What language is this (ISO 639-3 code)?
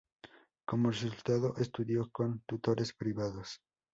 spa